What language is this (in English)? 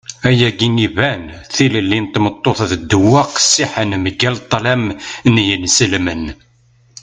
Kabyle